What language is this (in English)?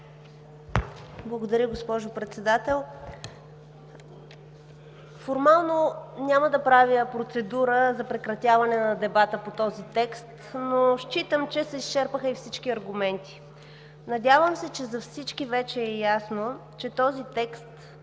Bulgarian